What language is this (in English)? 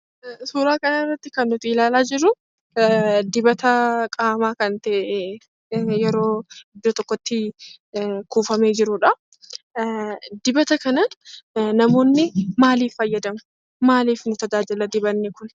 Oromo